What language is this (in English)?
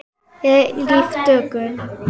Icelandic